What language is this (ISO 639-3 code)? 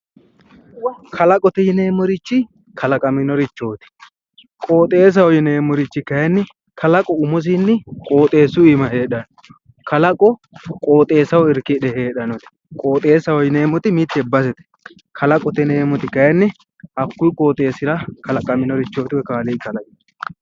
sid